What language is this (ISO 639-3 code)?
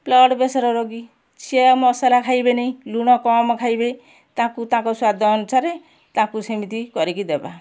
ori